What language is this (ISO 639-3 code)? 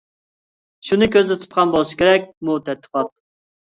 uig